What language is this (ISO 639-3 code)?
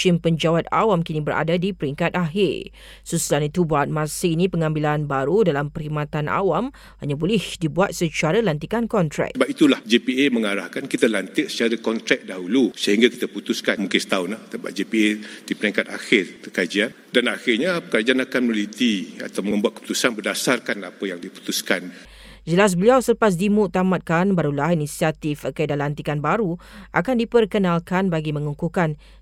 msa